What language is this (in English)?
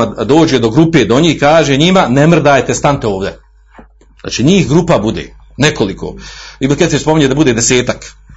Croatian